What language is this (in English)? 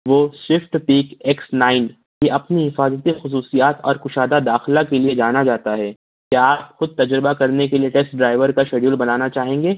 Urdu